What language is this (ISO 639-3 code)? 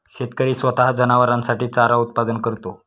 mar